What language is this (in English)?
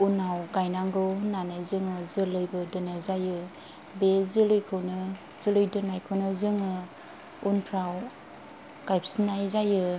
Bodo